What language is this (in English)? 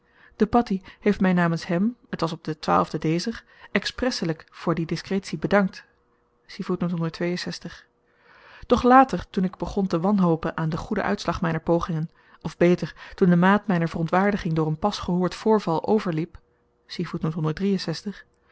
Dutch